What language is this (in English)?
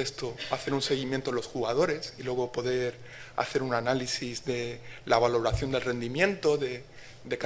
Spanish